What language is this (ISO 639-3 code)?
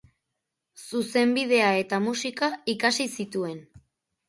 eus